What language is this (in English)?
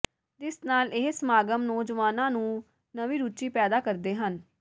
Punjabi